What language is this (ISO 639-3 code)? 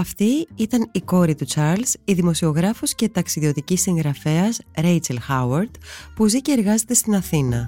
ell